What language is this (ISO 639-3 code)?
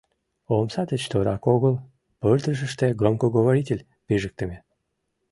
chm